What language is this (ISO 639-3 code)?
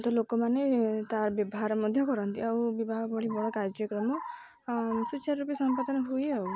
ori